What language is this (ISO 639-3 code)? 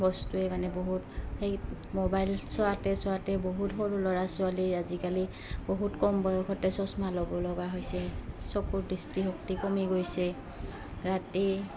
asm